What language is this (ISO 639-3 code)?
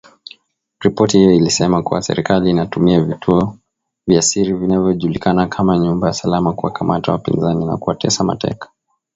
swa